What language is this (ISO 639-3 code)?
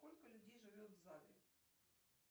rus